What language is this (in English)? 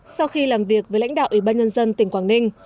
Vietnamese